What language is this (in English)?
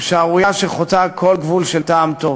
Hebrew